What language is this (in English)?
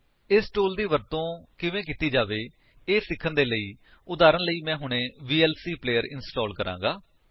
Punjabi